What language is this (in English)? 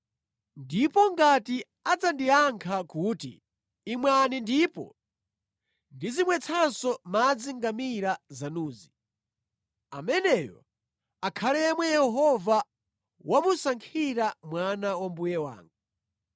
Nyanja